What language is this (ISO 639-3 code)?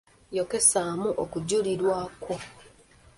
lug